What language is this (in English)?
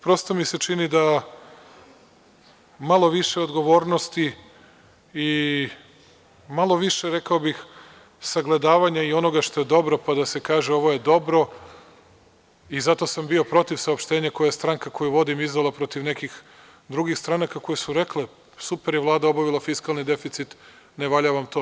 Serbian